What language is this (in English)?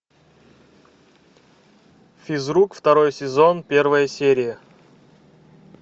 Russian